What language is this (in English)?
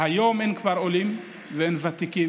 Hebrew